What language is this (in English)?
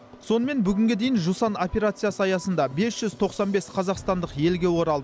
Kazakh